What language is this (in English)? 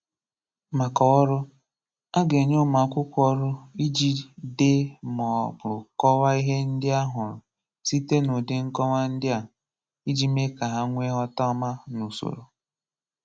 Igbo